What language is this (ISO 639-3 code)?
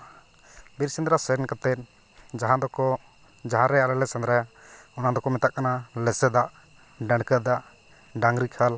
sat